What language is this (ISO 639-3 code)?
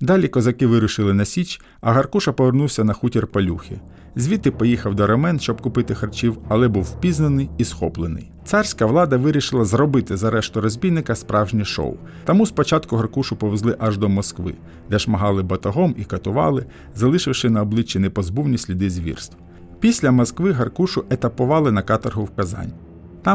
ukr